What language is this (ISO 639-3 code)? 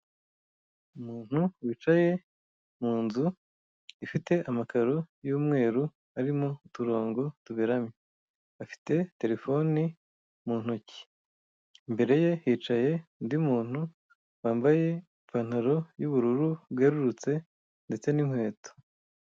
kin